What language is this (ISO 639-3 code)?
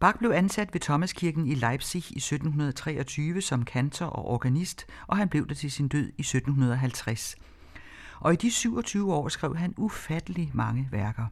dan